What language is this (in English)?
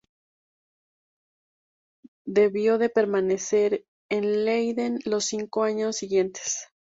Spanish